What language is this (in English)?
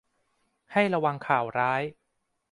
Thai